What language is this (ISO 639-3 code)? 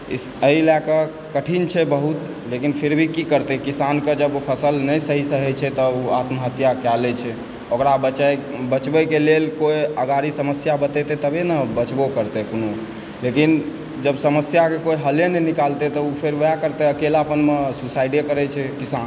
mai